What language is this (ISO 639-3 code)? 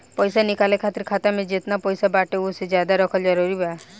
bho